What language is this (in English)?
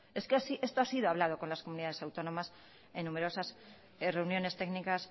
Spanish